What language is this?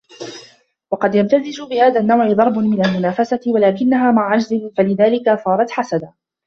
Arabic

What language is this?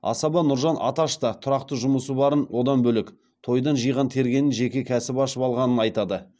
Kazakh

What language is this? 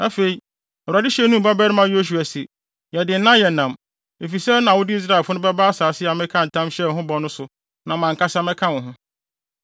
Akan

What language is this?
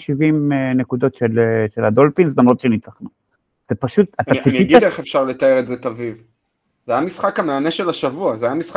Hebrew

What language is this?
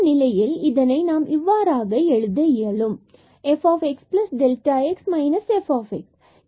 Tamil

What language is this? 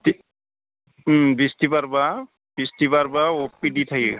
Bodo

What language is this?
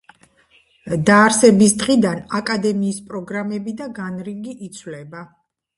Georgian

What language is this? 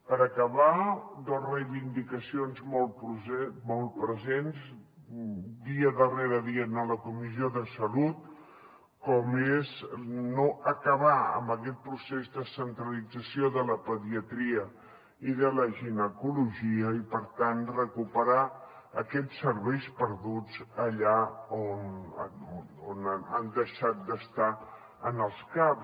Catalan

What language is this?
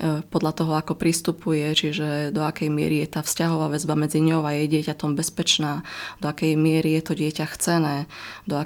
Slovak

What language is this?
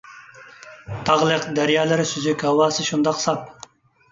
Uyghur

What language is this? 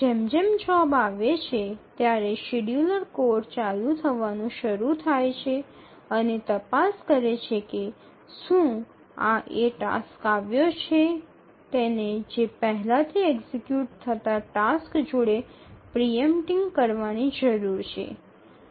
Gujarati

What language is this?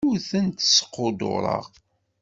Kabyle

